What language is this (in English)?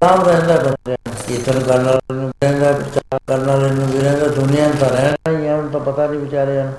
Punjabi